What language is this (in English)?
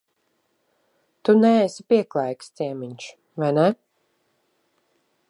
Latvian